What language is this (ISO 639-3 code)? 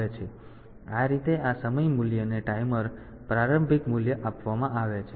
guj